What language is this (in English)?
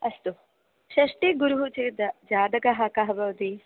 Sanskrit